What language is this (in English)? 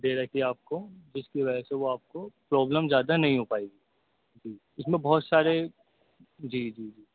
Urdu